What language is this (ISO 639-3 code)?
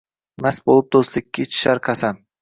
uzb